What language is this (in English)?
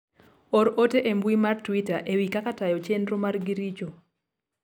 Luo (Kenya and Tanzania)